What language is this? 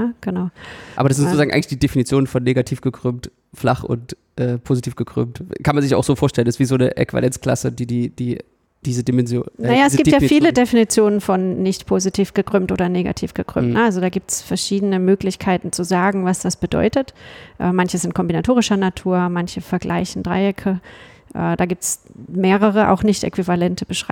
German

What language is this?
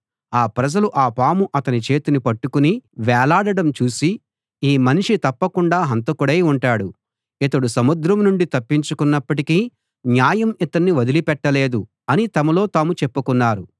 Telugu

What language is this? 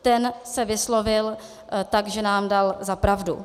Czech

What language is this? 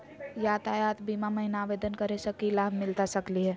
Magahi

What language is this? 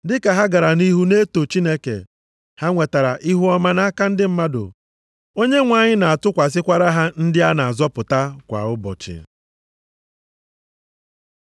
Igbo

